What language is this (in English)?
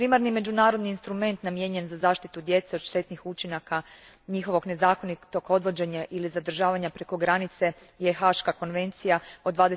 Croatian